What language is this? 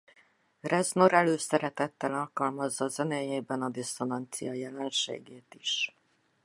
Hungarian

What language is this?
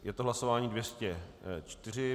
Czech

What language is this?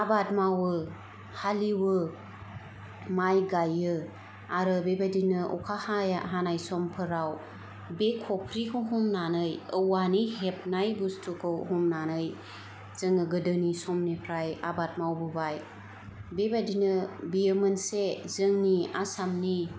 Bodo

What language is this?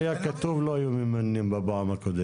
Hebrew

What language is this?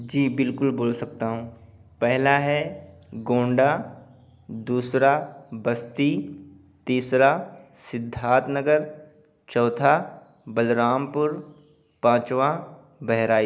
Urdu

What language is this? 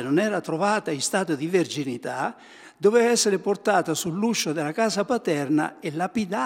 Italian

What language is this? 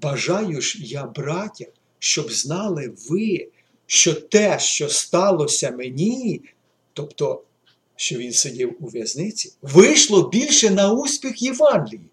Ukrainian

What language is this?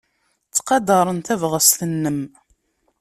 Kabyle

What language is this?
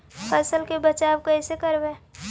Magahi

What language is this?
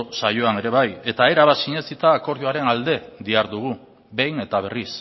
Basque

